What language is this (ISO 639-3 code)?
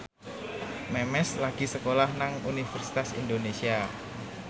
jav